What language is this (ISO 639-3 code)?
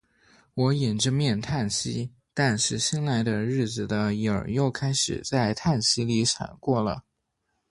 zho